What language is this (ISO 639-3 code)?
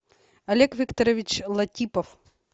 rus